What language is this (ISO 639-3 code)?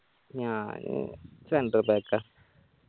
mal